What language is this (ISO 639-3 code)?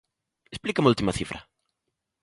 glg